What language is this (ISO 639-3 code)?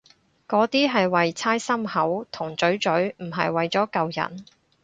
yue